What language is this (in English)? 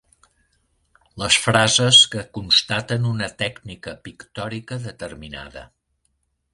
Catalan